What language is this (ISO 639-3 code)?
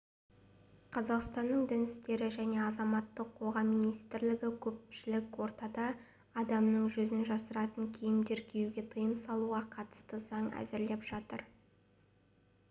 kaz